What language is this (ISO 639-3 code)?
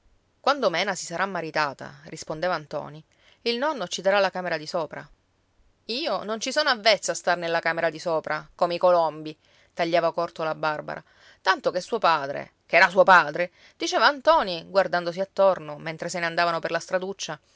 ita